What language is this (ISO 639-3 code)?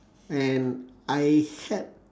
eng